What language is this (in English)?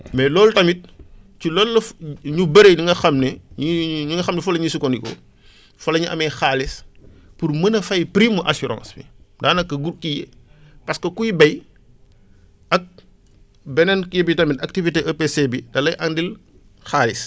Wolof